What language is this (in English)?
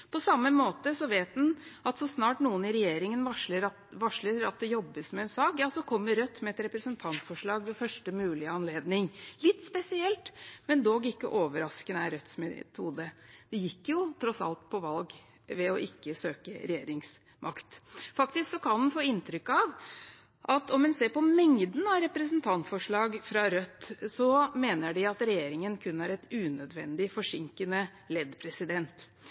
Norwegian Bokmål